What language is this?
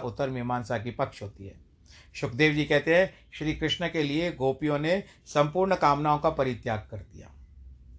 Hindi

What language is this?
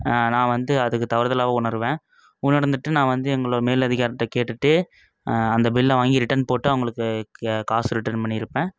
Tamil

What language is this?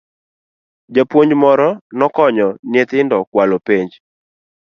Luo (Kenya and Tanzania)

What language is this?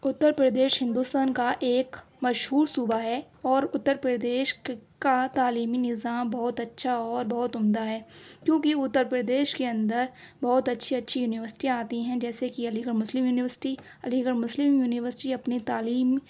Urdu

